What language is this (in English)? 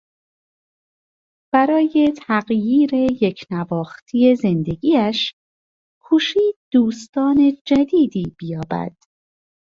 Persian